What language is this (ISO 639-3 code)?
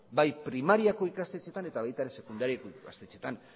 eus